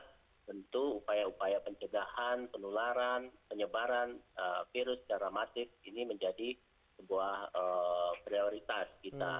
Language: Indonesian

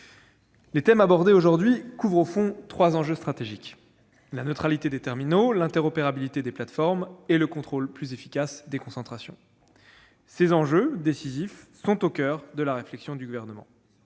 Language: French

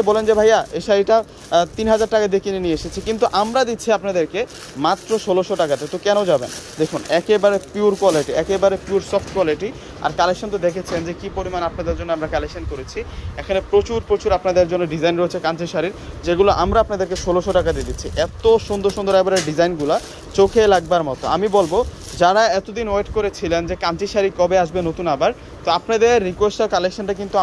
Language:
Arabic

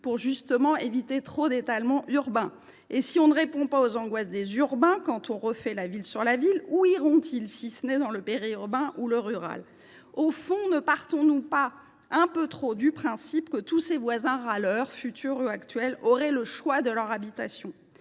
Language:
French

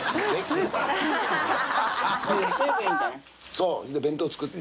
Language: Japanese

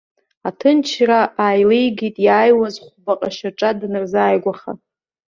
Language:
Abkhazian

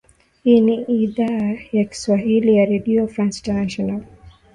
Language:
Swahili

